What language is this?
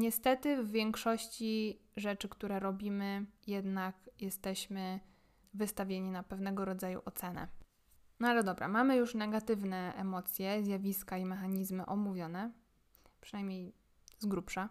Polish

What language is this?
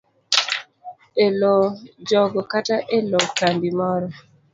Luo (Kenya and Tanzania)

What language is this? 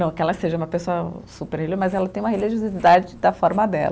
Portuguese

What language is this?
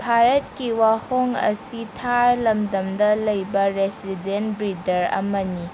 Manipuri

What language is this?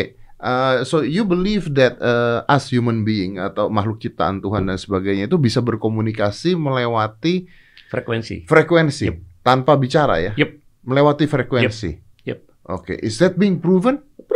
Indonesian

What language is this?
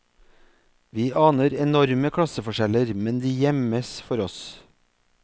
Norwegian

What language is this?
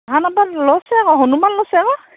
Assamese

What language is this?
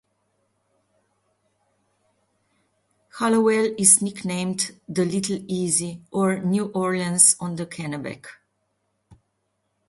English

